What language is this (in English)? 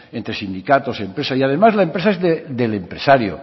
Spanish